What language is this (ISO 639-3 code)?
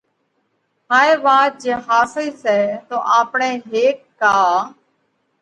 kvx